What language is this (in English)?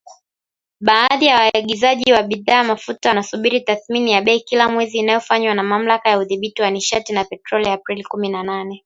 Swahili